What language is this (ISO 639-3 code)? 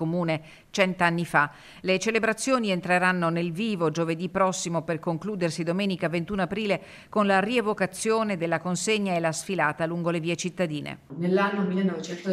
ita